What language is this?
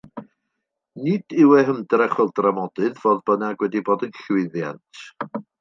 Welsh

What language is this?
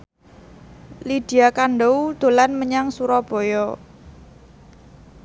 Javanese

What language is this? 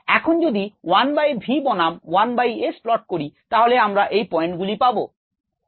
Bangla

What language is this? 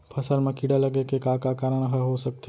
Chhattisgarhi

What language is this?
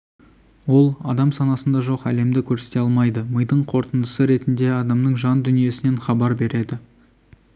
Kazakh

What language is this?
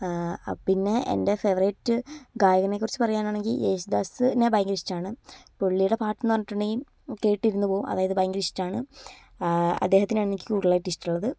Malayalam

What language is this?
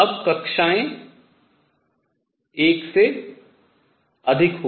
Hindi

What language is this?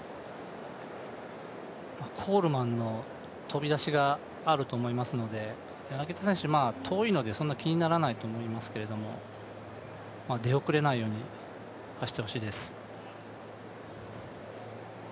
Japanese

